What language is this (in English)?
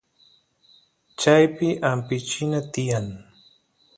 Santiago del Estero Quichua